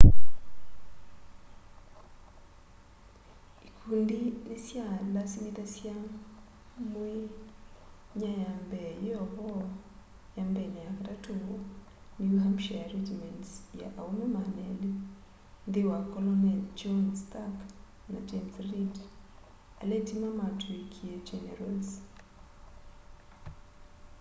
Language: Kamba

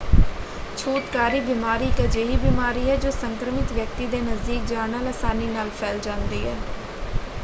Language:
Punjabi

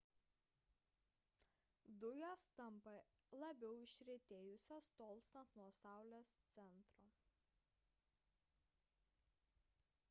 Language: Lithuanian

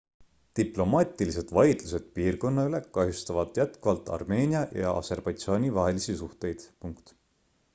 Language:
Estonian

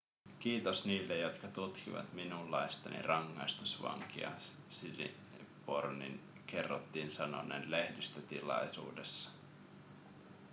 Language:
Finnish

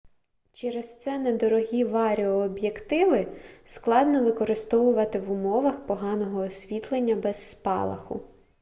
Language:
Ukrainian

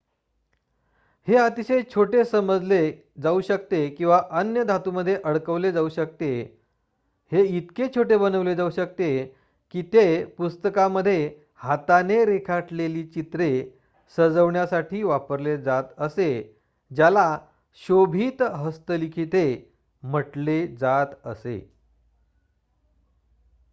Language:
Marathi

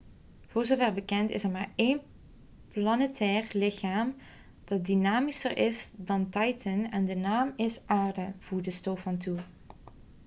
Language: Dutch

